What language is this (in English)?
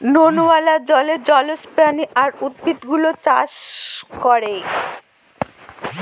Bangla